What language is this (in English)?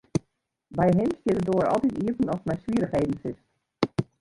Western Frisian